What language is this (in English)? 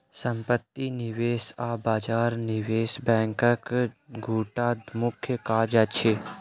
Maithili